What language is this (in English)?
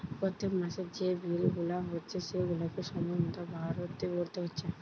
Bangla